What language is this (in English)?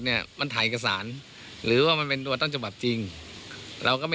Thai